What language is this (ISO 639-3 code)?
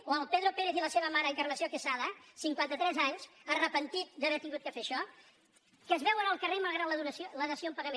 cat